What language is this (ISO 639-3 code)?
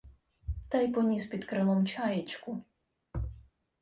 ukr